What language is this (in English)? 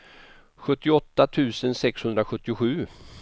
Swedish